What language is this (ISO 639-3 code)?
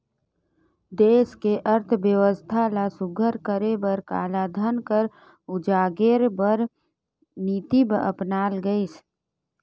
hne